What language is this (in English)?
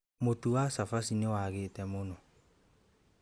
Kikuyu